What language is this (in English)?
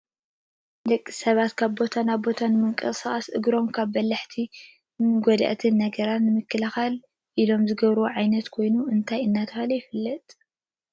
Tigrinya